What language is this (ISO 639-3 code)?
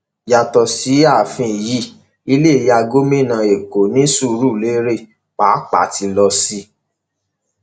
yor